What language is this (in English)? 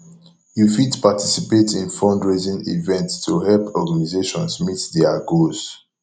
Nigerian Pidgin